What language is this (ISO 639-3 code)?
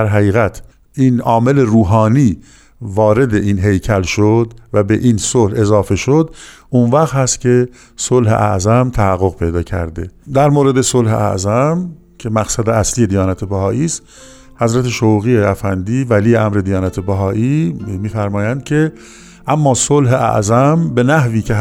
fas